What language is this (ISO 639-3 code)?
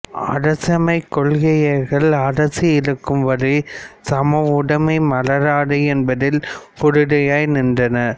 tam